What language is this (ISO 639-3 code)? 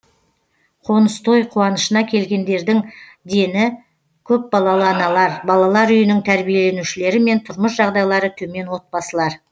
kaz